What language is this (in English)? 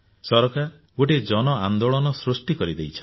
Odia